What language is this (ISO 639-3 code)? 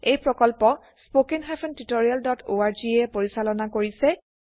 asm